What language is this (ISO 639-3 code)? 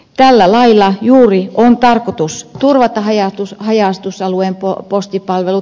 fin